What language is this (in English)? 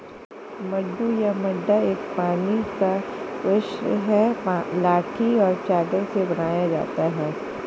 Hindi